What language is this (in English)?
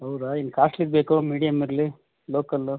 Kannada